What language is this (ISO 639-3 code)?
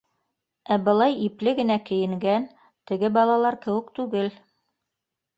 bak